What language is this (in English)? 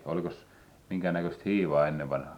Finnish